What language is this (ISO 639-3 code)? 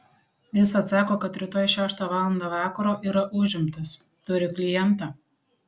lit